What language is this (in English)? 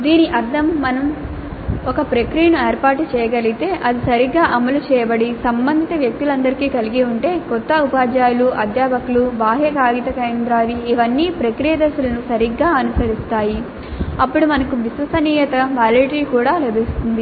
Telugu